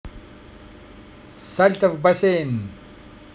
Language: Russian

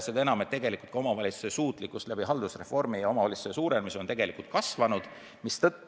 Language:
Estonian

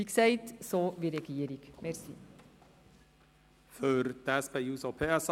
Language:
Swiss German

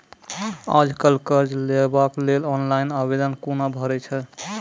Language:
Maithili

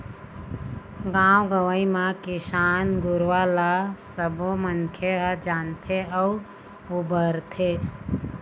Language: Chhattisgarhi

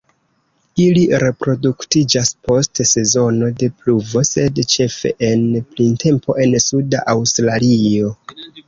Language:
Esperanto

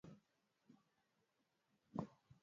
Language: Swahili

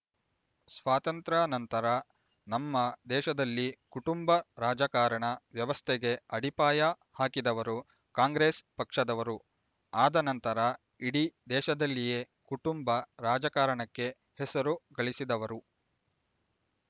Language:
Kannada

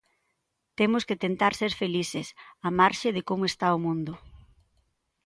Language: Galician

